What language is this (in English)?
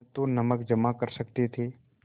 Hindi